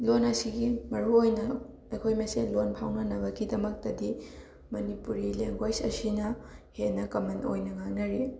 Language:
Manipuri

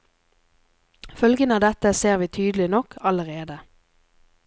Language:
Norwegian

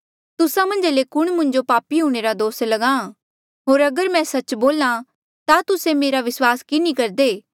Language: Mandeali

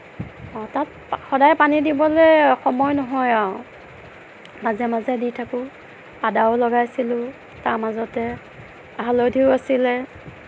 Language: Assamese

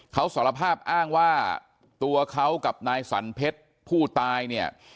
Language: Thai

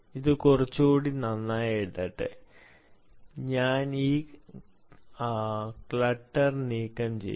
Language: Malayalam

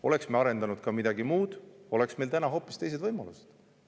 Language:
Estonian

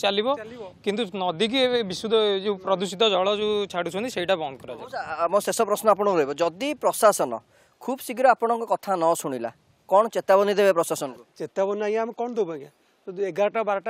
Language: Bangla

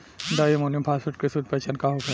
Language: Bhojpuri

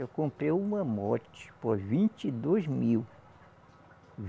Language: Portuguese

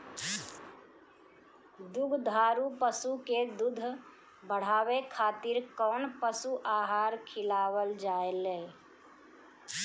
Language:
Bhojpuri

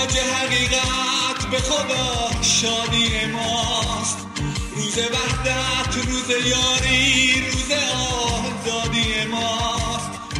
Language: Persian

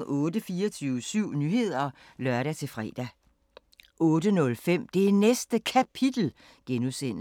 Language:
Danish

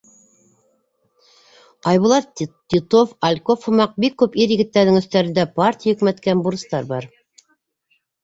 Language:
Bashkir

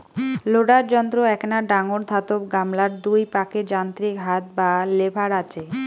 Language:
Bangla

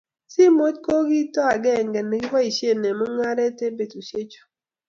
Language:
Kalenjin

